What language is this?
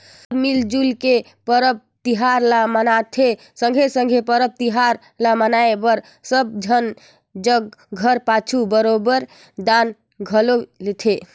Chhattisgarhi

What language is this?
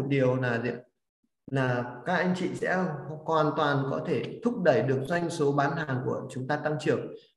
Vietnamese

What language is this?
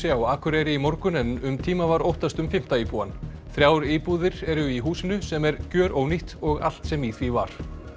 Icelandic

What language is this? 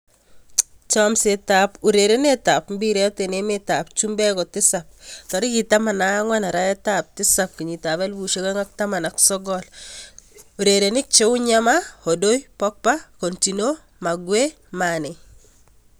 Kalenjin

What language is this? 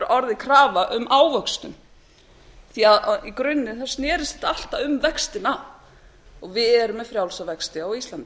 Icelandic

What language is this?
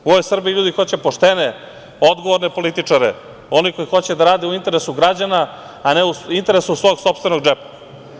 Serbian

